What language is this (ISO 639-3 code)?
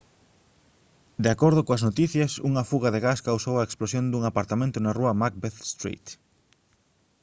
glg